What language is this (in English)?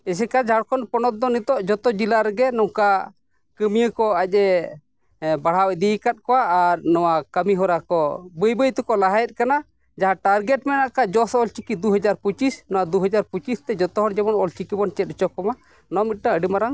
Santali